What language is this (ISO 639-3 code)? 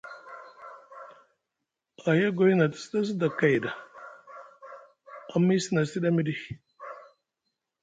mug